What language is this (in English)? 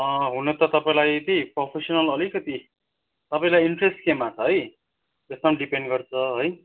Nepali